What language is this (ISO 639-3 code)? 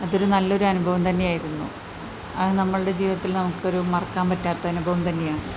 mal